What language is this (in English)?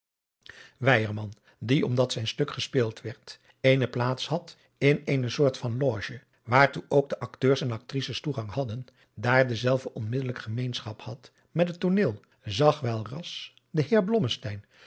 Dutch